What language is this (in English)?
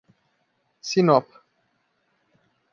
Portuguese